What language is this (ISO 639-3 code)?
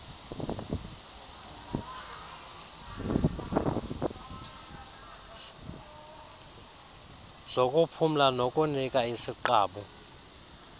xho